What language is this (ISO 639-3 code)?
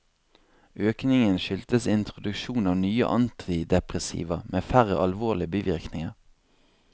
nor